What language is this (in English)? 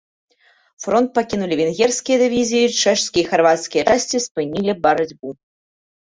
Belarusian